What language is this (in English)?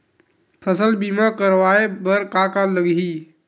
Chhattisgarhi